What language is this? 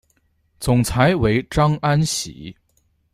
Chinese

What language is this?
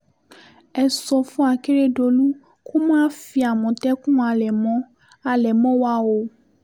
Yoruba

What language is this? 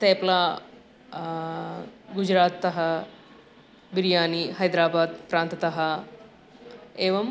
Sanskrit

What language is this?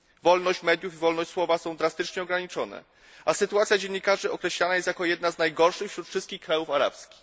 Polish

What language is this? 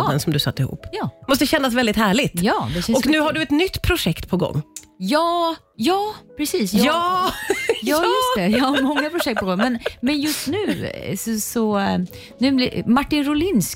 Swedish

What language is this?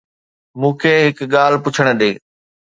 Sindhi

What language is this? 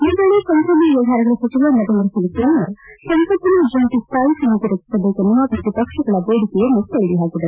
Kannada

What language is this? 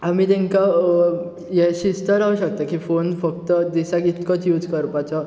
Konkani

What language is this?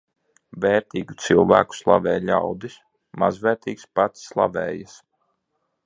Latvian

